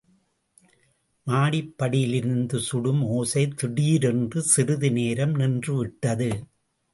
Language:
Tamil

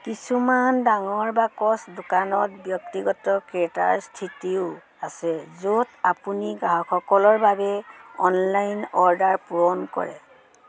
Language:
Assamese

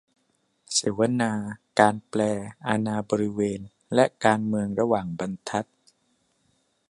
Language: Thai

